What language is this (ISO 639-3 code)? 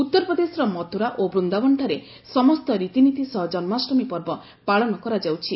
ori